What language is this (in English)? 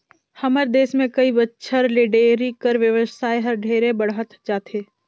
Chhattisgarhi